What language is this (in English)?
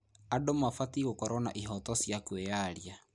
Kikuyu